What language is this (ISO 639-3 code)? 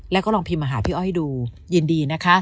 tha